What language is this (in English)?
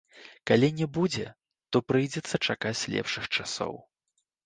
Belarusian